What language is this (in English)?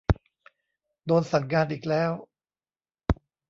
Thai